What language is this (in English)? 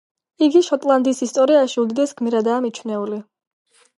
Georgian